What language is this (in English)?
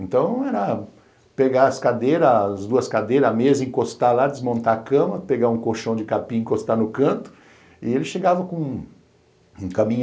Portuguese